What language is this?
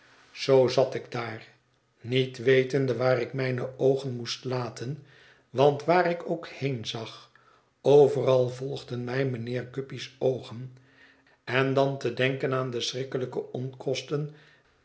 Dutch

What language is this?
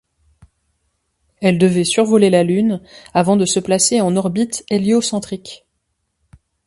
French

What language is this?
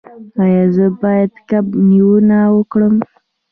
Pashto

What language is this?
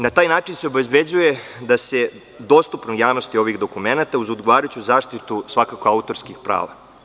Serbian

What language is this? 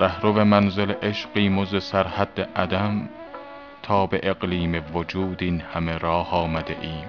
Persian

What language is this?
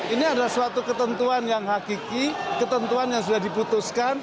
Indonesian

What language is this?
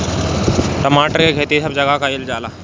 Bhojpuri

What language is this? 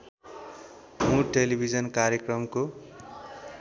Nepali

